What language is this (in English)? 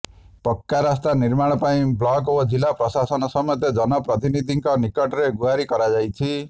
Odia